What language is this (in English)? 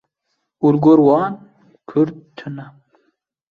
Kurdish